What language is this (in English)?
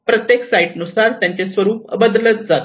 Marathi